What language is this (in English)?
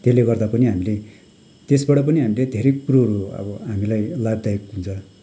Nepali